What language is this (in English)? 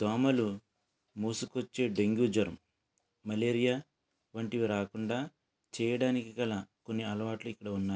Telugu